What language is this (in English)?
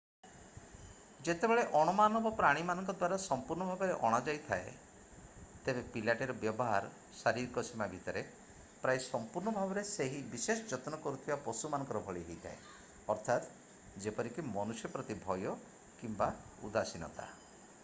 Odia